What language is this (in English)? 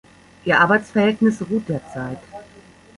German